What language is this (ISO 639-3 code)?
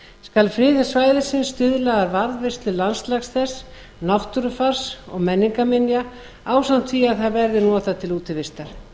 isl